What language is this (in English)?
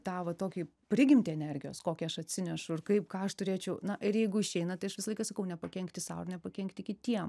Lithuanian